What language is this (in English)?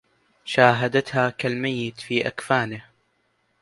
Arabic